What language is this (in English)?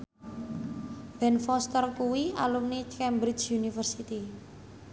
Javanese